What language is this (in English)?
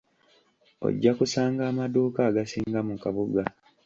Ganda